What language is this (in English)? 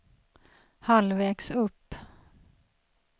Swedish